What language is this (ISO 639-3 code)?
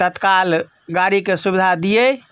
mai